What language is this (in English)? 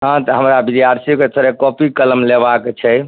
Maithili